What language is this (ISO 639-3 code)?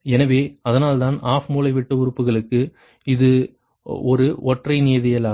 tam